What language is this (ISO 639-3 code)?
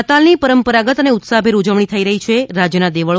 guj